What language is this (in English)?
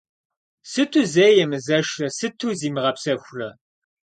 Kabardian